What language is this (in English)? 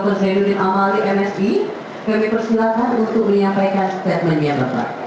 Indonesian